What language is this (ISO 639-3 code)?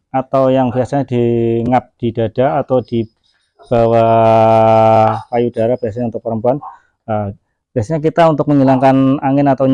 ind